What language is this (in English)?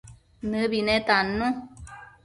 Matsés